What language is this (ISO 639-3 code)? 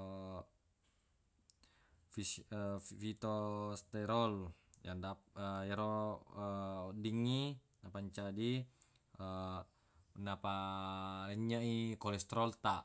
bug